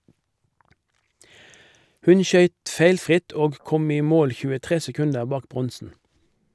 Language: Norwegian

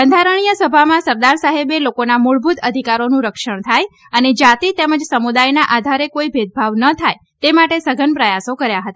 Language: Gujarati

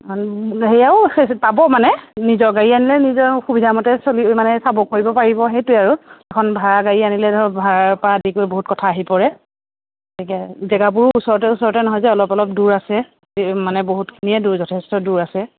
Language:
Assamese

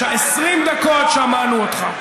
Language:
Hebrew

